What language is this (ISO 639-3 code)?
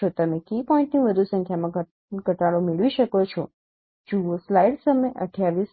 guj